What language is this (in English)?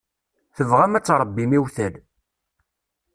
Kabyle